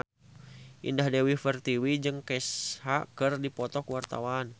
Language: Sundanese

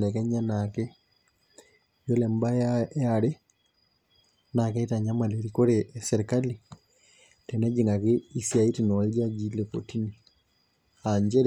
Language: Masai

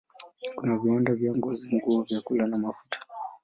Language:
Swahili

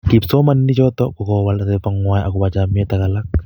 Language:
Kalenjin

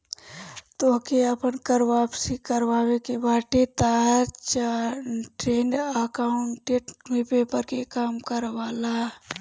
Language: Bhojpuri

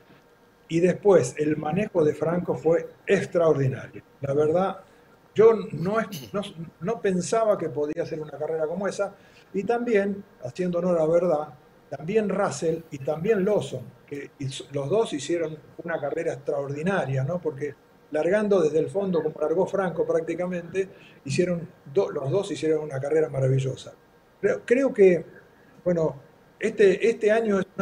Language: Spanish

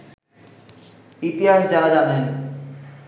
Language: Bangla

